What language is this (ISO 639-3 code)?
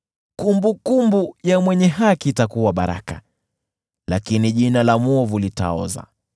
swa